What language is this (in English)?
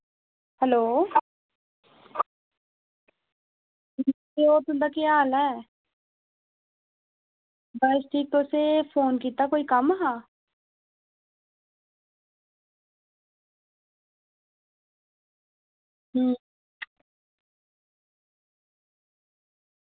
Dogri